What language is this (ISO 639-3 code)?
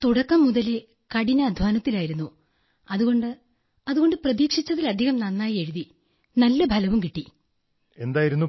mal